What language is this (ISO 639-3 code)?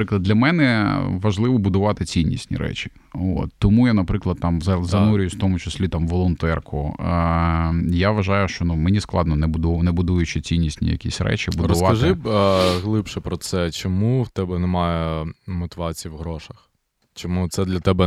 ukr